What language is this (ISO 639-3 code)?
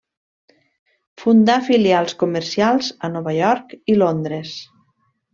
cat